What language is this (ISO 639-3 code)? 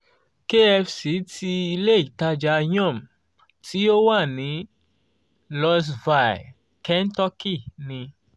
yor